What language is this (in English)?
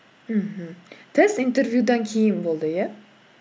Kazakh